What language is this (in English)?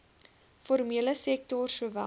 Afrikaans